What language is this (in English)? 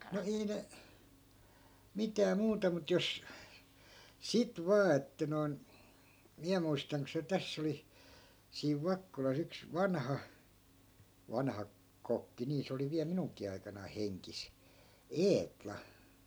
Finnish